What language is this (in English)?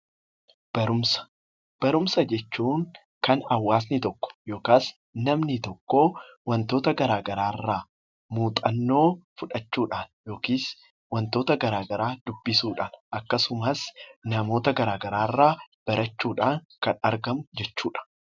Oromo